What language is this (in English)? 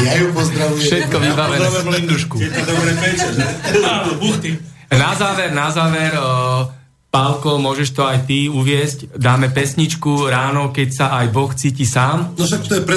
Slovak